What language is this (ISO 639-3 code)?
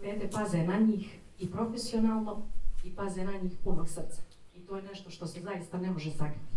hrv